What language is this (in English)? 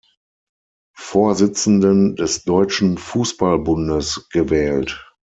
German